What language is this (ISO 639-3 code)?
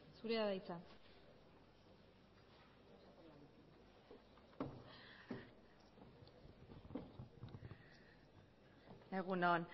eus